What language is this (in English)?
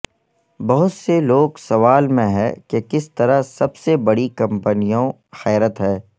Urdu